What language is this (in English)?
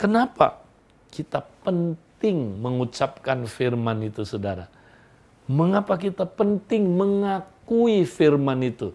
Indonesian